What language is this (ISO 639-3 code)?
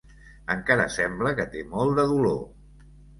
cat